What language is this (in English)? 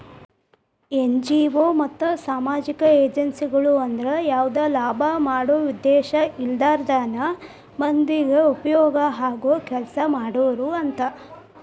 Kannada